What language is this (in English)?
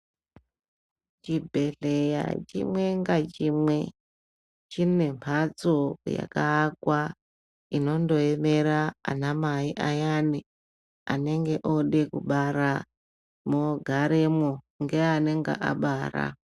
Ndau